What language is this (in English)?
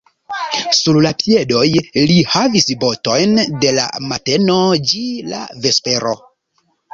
Esperanto